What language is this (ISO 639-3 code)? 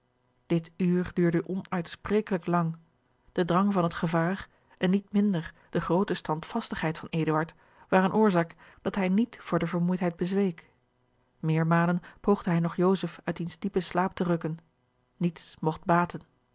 nld